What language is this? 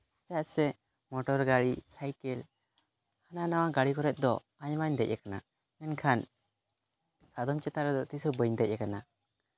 Santali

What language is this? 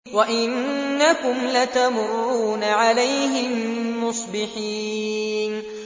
Arabic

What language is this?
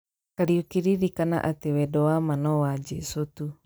Kikuyu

